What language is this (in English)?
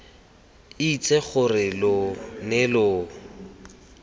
Tswana